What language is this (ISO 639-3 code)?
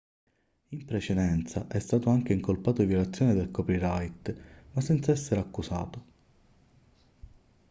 ita